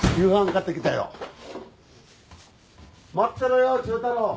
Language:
Japanese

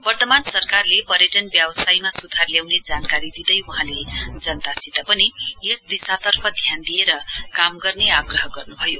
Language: Nepali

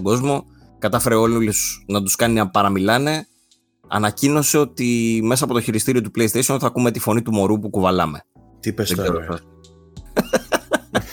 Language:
Greek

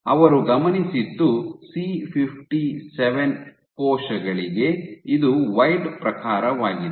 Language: Kannada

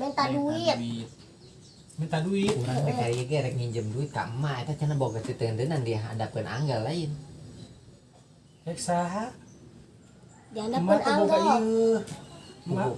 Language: Indonesian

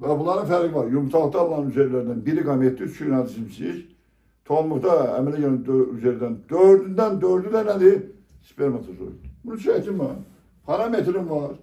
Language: Turkish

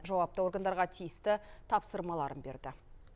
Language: Kazakh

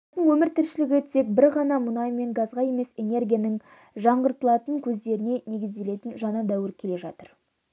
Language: Kazakh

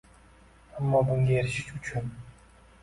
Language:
Uzbek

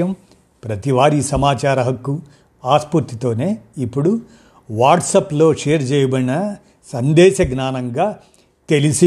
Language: Telugu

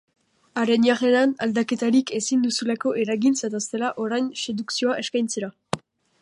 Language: Basque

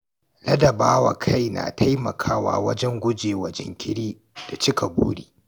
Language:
Hausa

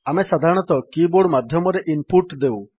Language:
Odia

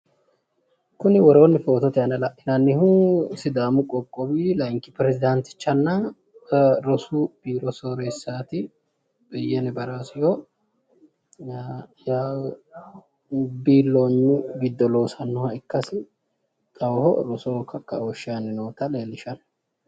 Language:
Sidamo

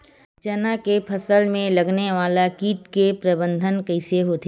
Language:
Chhattisgarhi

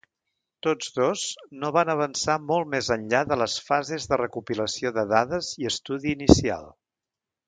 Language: Catalan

